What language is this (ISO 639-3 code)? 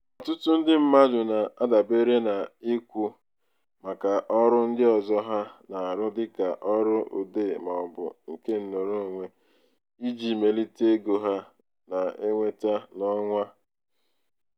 ibo